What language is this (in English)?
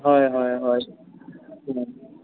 Assamese